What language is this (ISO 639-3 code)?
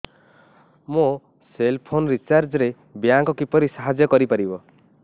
ori